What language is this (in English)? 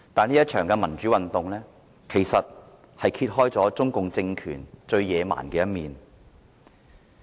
Cantonese